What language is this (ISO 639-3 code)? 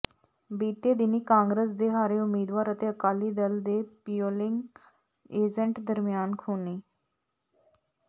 pan